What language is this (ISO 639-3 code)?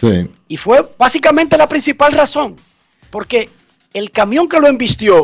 spa